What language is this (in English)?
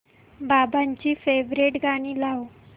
Marathi